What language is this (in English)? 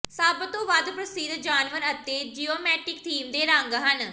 Punjabi